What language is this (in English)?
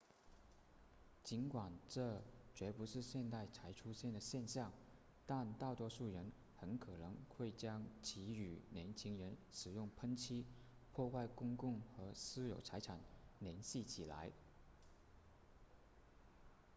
Chinese